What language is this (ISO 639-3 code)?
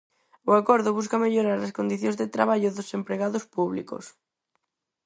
glg